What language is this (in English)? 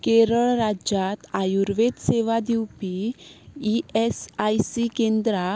Konkani